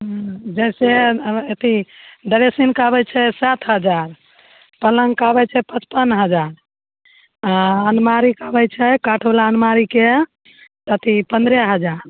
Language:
Maithili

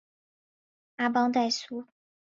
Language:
Chinese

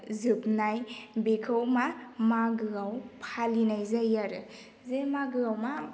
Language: Bodo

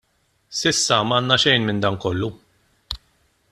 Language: Maltese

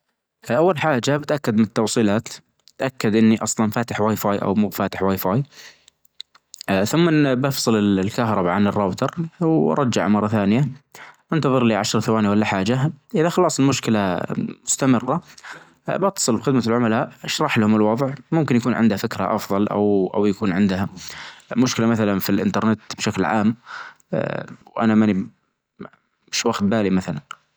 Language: Najdi Arabic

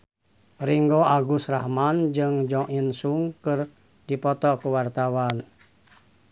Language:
Sundanese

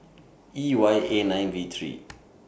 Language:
English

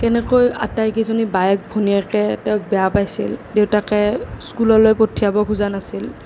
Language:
Assamese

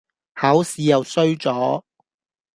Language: Cantonese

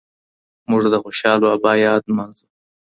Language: Pashto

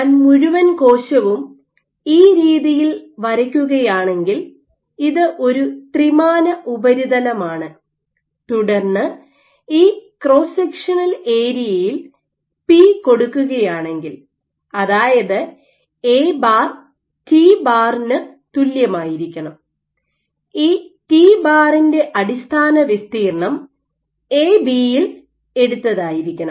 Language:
Malayalam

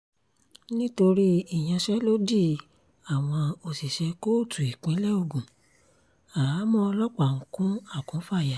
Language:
Yoruba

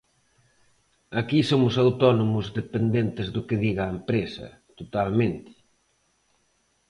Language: Galician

